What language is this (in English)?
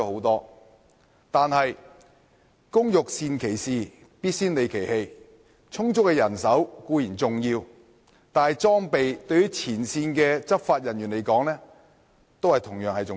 Cantonese